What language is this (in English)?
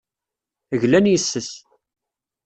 Kabyle